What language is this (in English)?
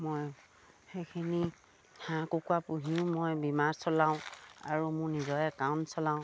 Assamese